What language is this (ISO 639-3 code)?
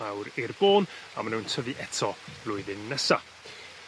cym